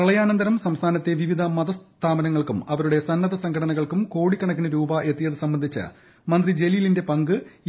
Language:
Malayalam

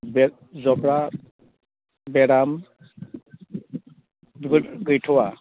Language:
Bodo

